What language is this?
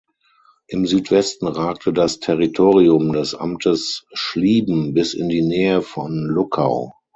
German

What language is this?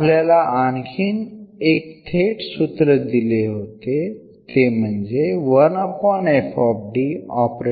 Marathi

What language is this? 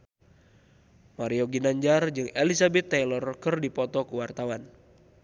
Sundanese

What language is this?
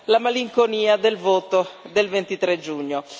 Italian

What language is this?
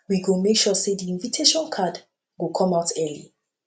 Nigerian Pidgin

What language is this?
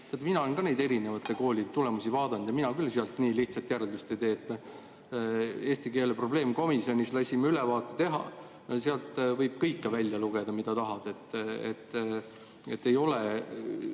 Estonian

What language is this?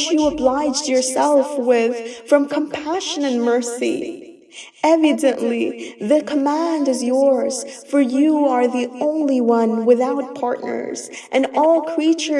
English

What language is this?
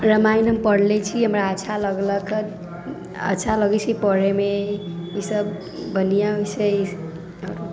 Maithili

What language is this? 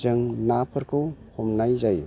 Bodo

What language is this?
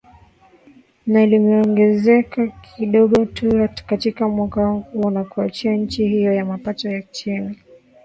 Swahili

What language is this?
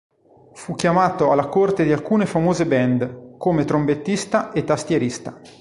Italian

